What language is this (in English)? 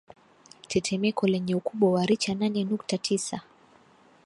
Swahili